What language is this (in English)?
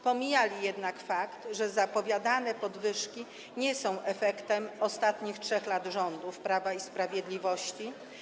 Polish